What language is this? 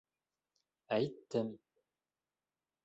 Bashkir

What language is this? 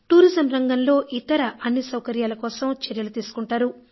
Telugu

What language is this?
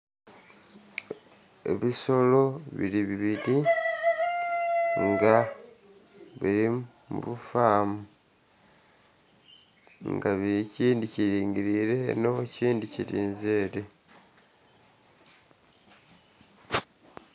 Soga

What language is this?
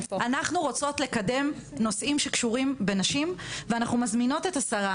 Hebrew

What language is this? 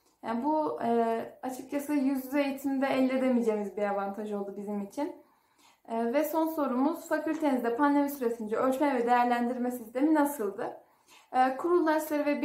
Turkish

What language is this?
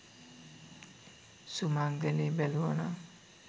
Sinhala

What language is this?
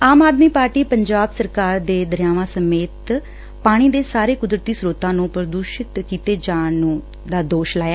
Punjabi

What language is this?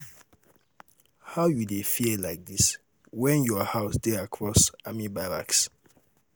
Nigerian Pidgin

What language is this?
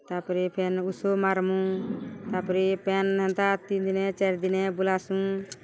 Odia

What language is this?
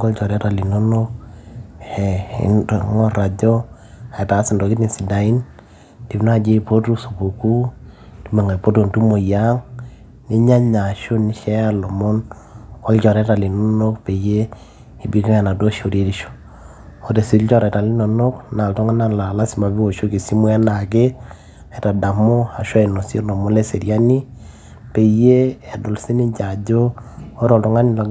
Masai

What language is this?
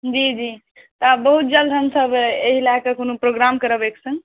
Maithili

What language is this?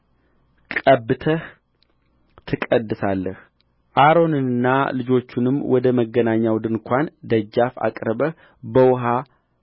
Amharic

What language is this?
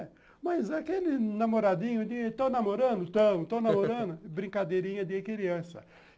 Portuguese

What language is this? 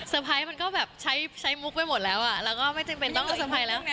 Thai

